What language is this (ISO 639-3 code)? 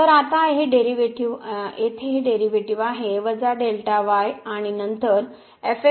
mar